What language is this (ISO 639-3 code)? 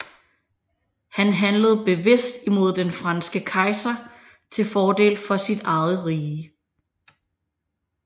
dan